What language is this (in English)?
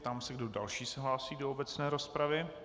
Czech